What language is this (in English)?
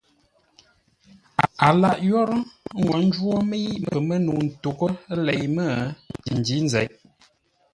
Ngombale